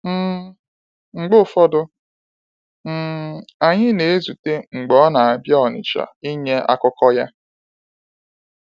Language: Igbo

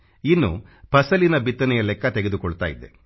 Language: Kannada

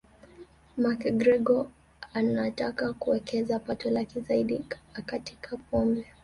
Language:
Swahili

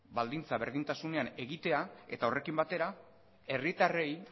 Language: Basque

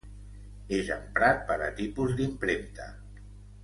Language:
Catalan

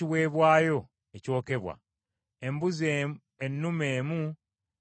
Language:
Ganda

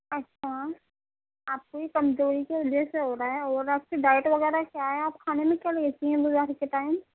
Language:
Urdu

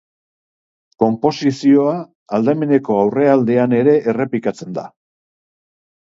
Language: Basque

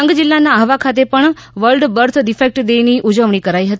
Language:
Gujarati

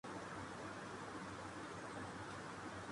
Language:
Urdu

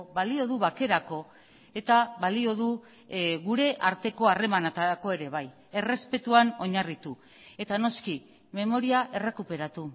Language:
Basque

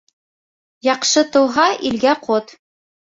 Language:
Bashkir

